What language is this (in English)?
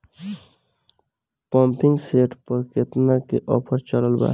Bhojpuri